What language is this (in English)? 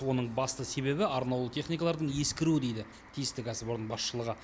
Kazakh